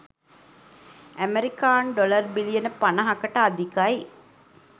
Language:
Sinhala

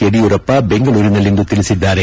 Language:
Kannada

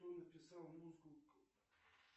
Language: Russian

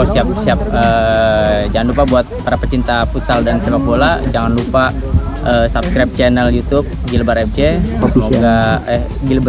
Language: Indonesian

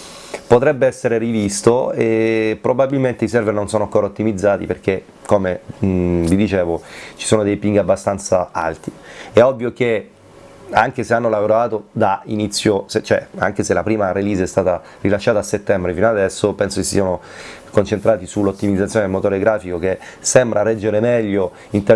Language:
Italian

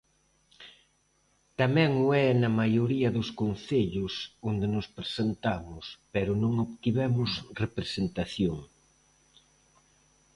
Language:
Galician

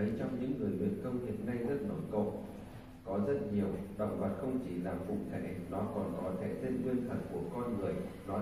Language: Vietnamese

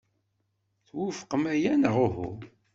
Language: Kabyle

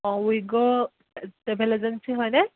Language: Assamese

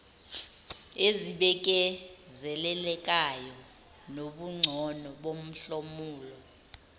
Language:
Zulu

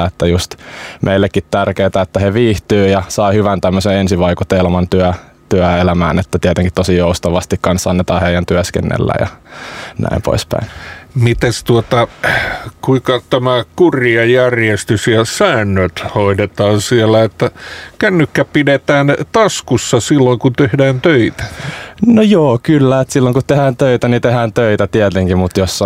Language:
Finnish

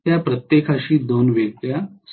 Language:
Marathi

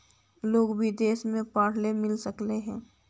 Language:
Magahi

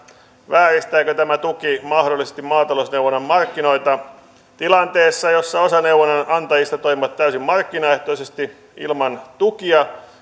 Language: Finnish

